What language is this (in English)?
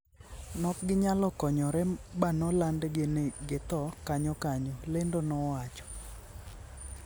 Luo (Kenya and Tanzania)